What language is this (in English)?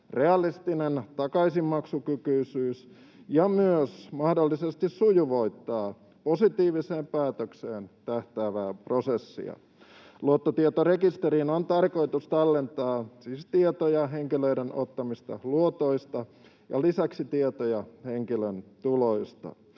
Finnish